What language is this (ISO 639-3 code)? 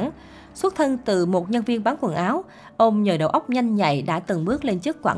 vie